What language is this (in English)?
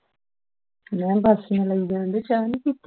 Punjabi